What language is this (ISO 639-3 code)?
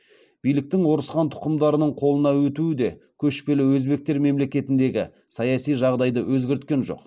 kaz